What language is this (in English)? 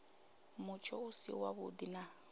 Venda